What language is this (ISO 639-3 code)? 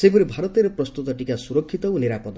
ori